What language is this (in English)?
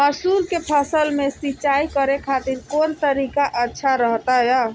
Magahi